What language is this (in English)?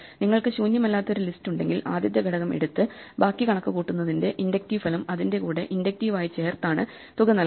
Malayalam